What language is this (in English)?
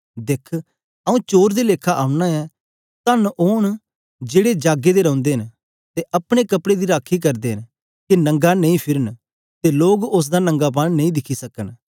Dogri